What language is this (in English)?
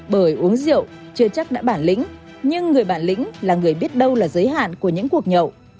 Vietnamese